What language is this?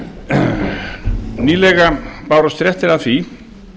Icelandic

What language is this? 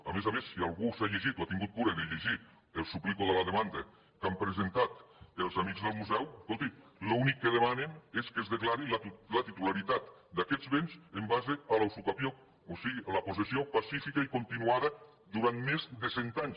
Catalan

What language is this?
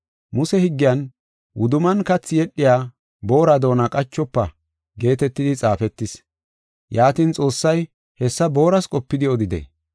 Gofa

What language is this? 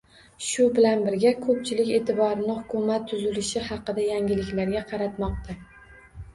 Uzbek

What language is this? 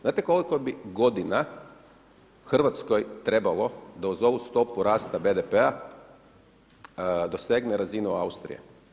Croatian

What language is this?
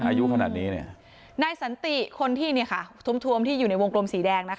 Thai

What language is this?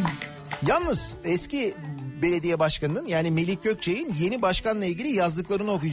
Turkish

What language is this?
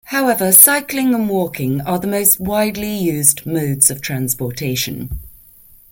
English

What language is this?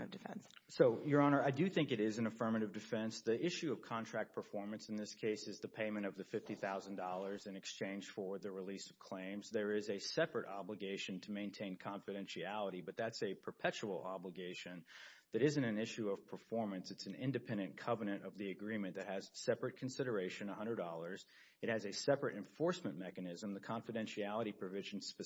English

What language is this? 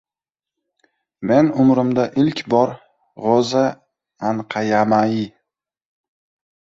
Uzbek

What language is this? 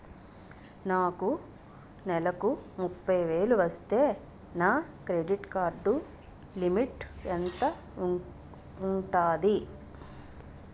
Telugu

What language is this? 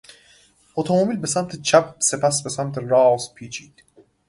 Persian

